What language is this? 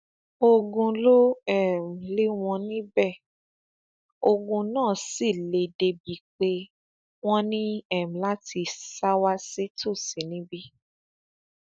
Yoruba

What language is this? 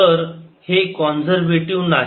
Marathi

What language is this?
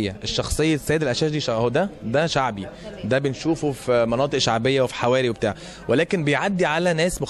Arabic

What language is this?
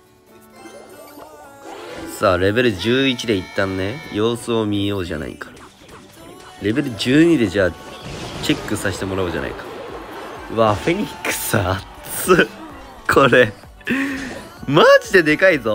Japanese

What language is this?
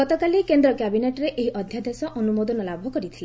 Odia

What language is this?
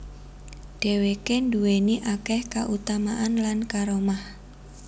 Javanese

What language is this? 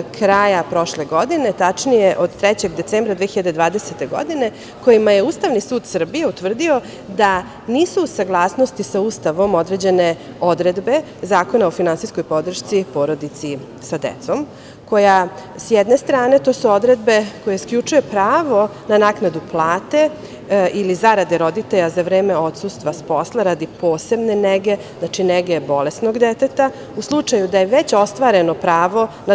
Serbian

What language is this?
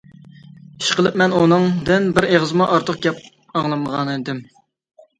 Uyghur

